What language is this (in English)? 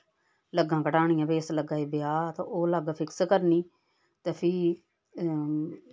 Dogri